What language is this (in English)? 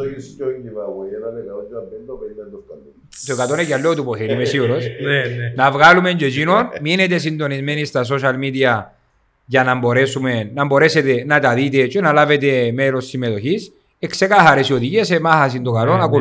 Greek